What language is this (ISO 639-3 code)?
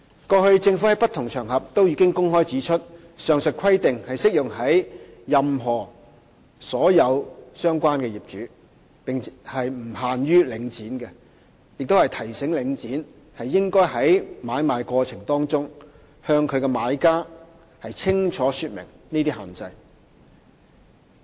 yue